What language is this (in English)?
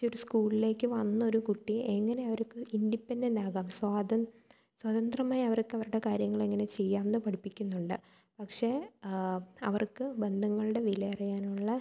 Malayalam